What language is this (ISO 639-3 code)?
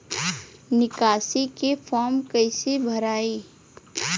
bho